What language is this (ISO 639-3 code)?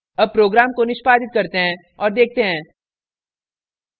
hin